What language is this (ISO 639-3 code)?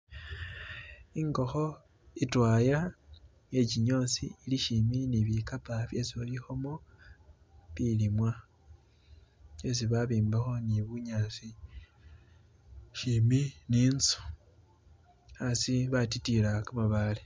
myx